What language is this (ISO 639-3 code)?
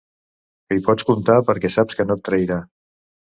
cat